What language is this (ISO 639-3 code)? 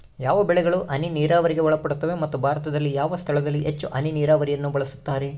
kan